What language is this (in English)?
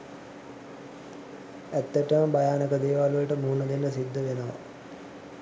Sinhala